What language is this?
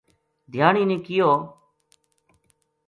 Gujari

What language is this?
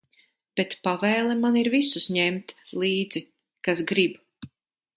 Latvian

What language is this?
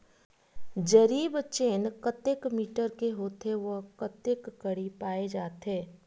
Chhattisgarhi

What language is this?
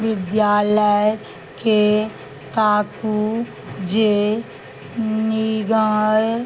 Maithili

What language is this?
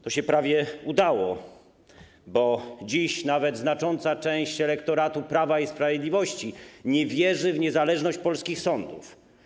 Polish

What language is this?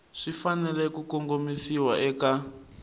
Tsonga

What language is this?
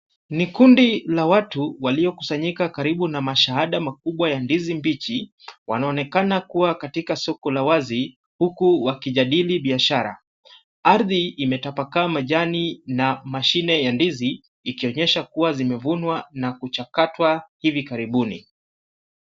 Swahili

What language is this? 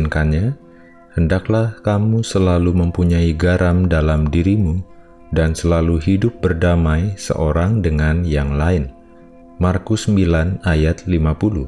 Indonesian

